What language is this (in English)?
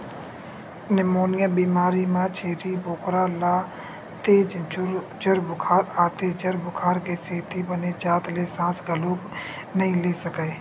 Chhattisgarhi